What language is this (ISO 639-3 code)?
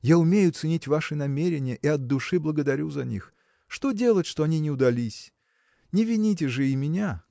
rus